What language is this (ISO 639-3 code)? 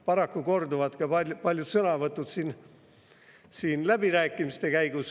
est